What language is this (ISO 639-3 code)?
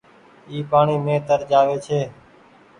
gig